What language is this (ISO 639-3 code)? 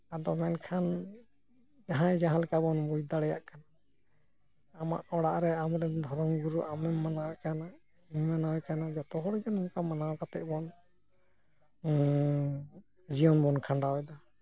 sat